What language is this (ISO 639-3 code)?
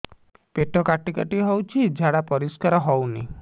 ori